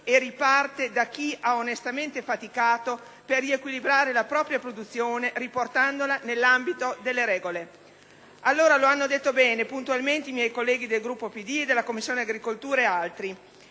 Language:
Italian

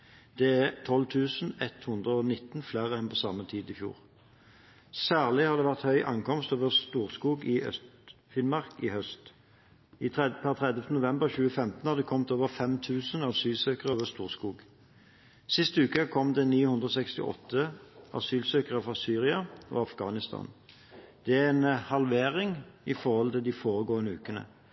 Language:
Norwegian Bokmål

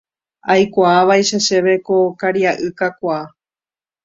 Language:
Guarani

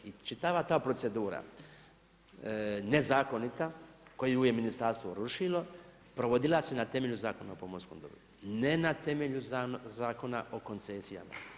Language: Croatian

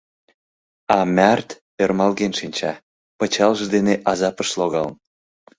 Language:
Mari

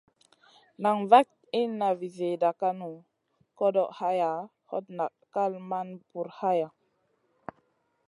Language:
Masana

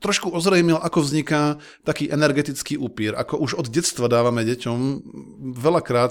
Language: Slovak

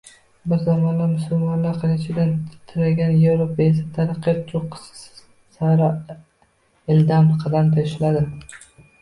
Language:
Uzbek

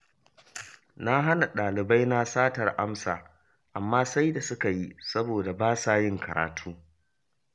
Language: Hausa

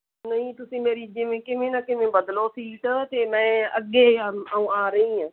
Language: Punjabi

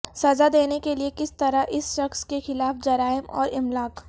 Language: Urdu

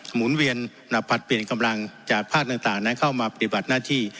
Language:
Thai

